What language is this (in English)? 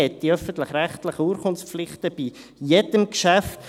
Swiss German